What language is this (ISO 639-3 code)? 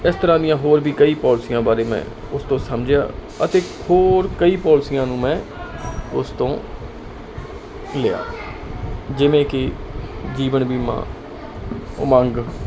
pan